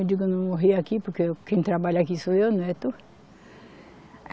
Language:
Portuguese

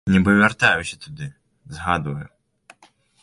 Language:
Belarusian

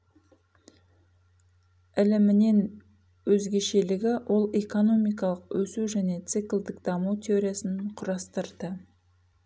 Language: Kazakh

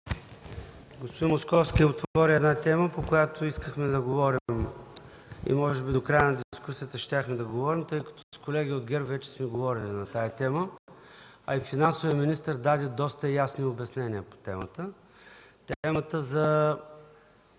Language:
Bulgarian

